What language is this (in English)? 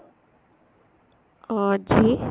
Punjabi